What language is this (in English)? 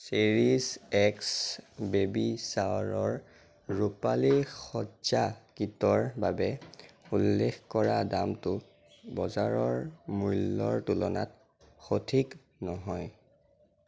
Assamese